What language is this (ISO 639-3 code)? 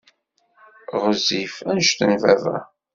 kab